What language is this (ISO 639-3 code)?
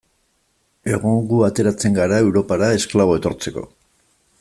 eus